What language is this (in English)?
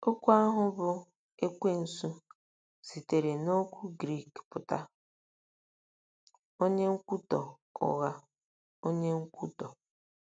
Igbo